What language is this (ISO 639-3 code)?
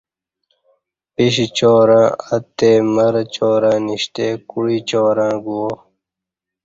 bsh